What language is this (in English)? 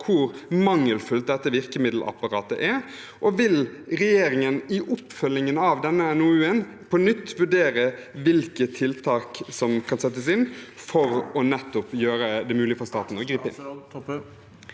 Norwegian